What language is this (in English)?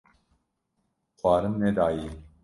Kurdish